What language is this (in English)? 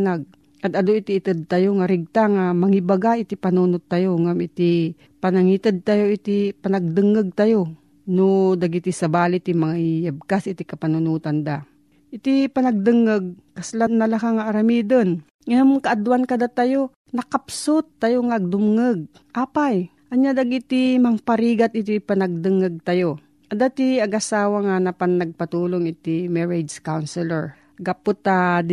Filipino